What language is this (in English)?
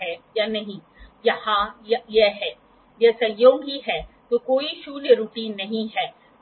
Hindi